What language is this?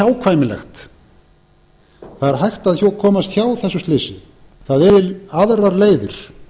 Icelandic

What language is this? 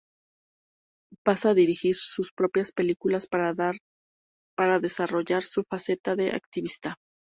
Spanish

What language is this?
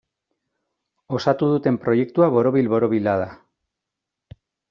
Basque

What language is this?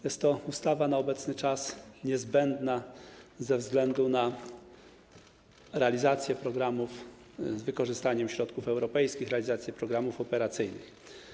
Polish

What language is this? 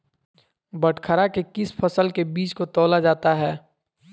Magahi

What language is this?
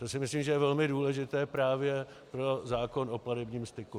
Czech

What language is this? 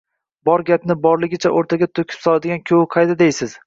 Uzbek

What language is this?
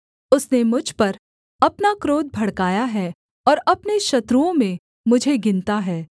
Hindi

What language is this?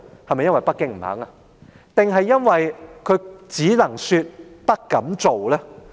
Cantonese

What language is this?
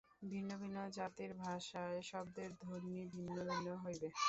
Bangla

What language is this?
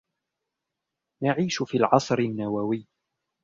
Arabic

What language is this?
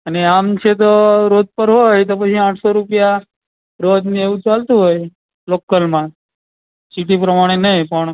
Gujarati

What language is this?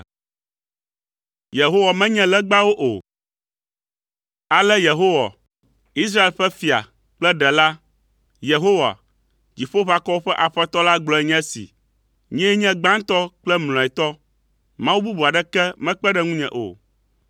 Ewe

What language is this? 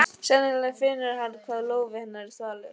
Icelandic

